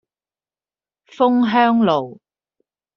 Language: Cantonese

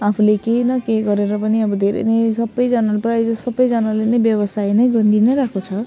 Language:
Nepali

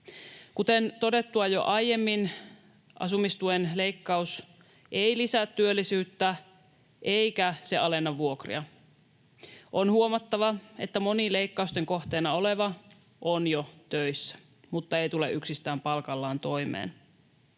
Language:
Finnish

